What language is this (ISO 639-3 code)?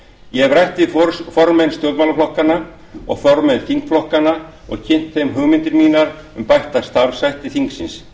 isl